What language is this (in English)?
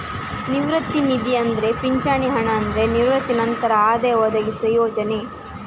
Kannada